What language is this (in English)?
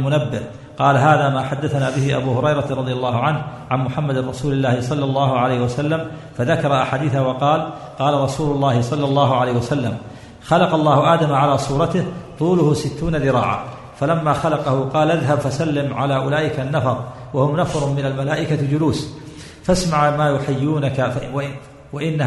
Arabic